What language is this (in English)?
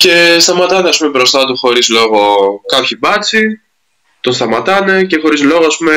Greek